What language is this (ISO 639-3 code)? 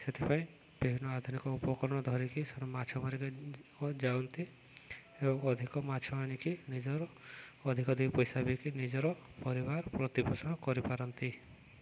ori